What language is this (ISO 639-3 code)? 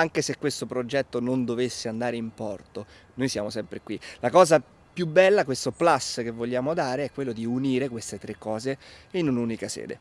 ita